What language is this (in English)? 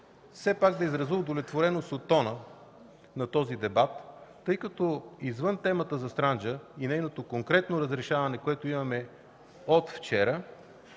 Bulgarian